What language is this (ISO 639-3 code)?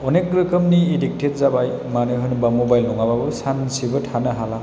brx